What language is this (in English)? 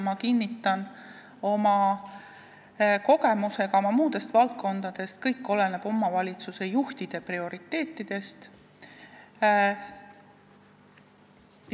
Estonian